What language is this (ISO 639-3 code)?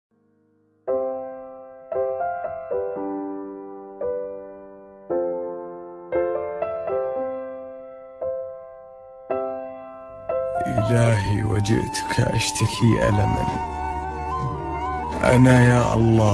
ara